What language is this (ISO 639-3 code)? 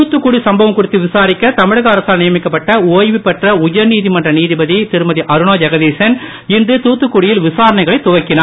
tam